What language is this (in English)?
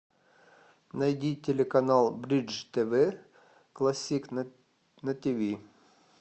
Russian